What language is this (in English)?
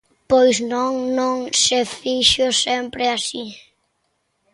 Galician